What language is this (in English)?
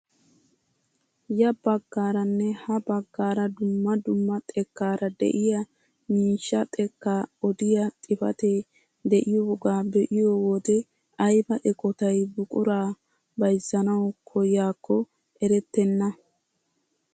Wolaytta